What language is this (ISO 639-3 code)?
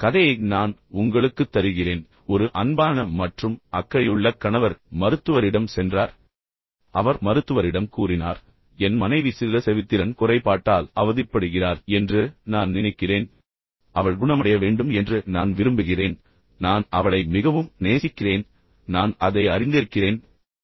tam